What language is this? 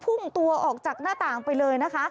Thai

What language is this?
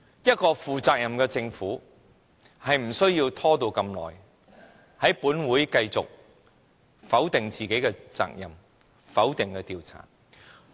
Cantonese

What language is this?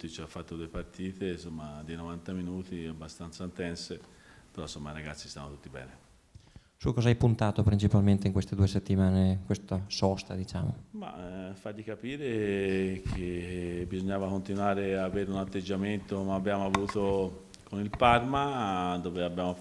Italian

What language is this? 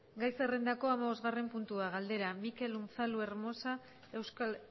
Basque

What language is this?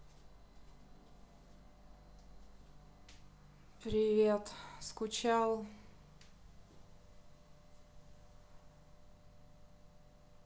Russian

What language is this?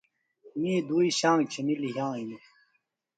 Phalura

